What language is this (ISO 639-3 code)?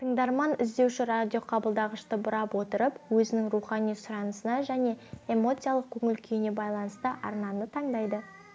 kaz